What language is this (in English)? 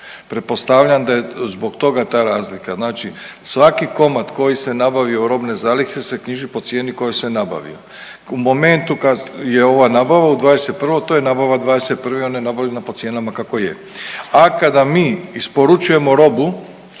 Croatian